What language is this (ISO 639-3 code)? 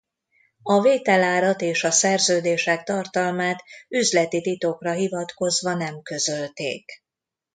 hun